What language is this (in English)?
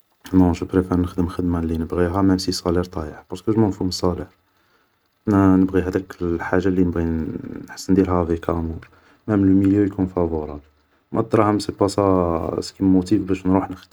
Algerian Arabic